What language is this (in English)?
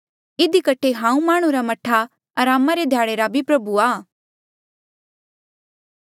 Mandeali